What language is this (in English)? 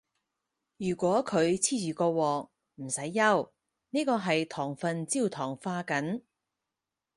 Cantonese